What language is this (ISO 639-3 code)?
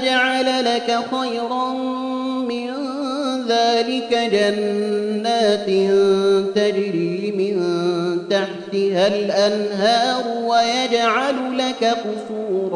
ara